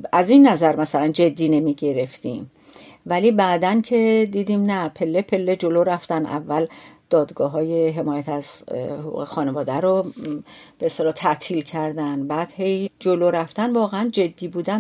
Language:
Persian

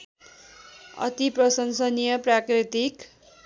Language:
Nepali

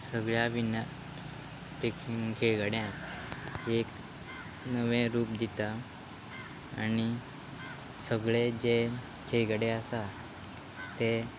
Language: Konkani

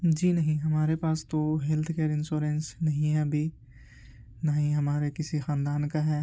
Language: Urdu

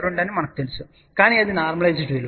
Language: Telugu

